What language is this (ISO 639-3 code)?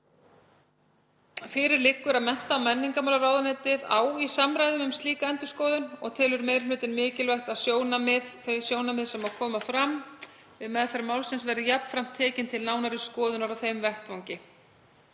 isl